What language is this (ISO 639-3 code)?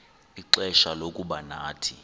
xho